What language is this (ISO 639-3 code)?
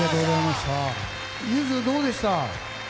jpn